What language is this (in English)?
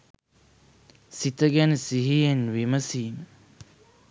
Sinhala